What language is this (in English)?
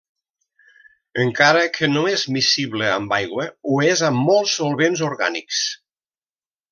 Catalan